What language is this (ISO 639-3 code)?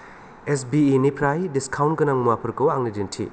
brx